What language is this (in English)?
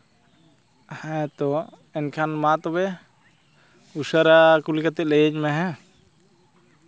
Santali